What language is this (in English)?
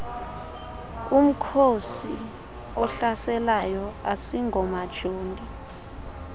Xhosa